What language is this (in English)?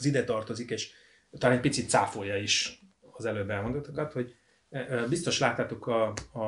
Hungarian